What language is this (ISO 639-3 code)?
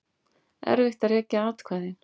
isl